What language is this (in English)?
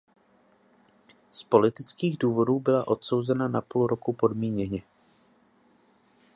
Czech